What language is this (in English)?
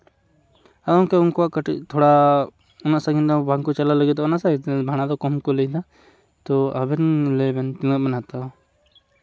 Santali